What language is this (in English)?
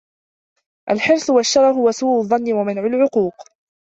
Arabic